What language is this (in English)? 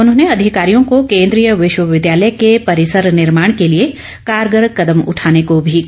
Hindi